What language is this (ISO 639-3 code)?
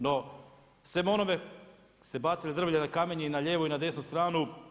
hrv